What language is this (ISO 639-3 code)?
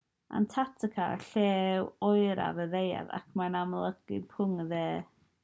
cym